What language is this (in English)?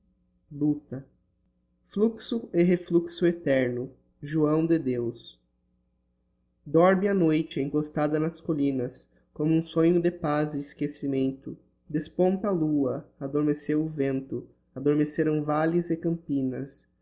Portuguese